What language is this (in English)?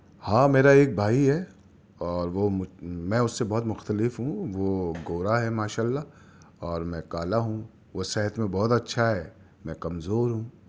Urdu